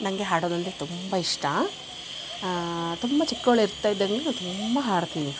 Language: Kannada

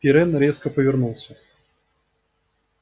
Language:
Russian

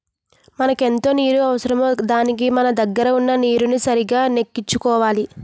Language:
Telugu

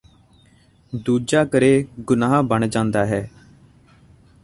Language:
Punjabi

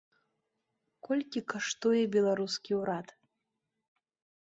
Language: Belarusian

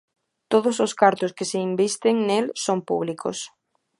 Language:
Galician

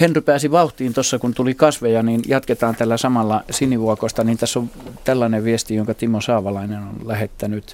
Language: Finnish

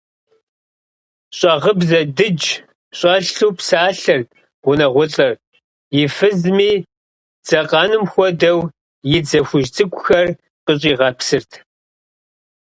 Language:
Kabardian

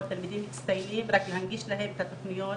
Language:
Hebrew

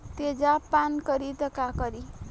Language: Bhojpuri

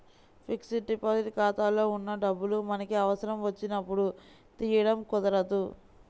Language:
Telugu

